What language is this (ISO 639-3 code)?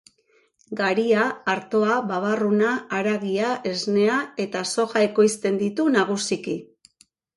eus